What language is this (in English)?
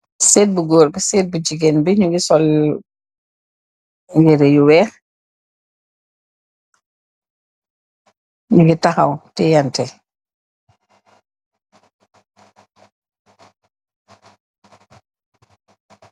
Wolof